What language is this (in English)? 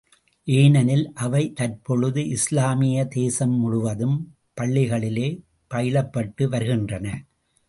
Tamil